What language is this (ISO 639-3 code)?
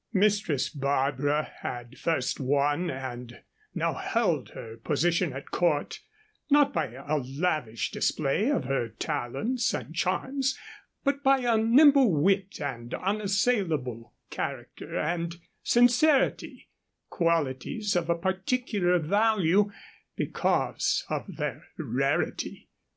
eng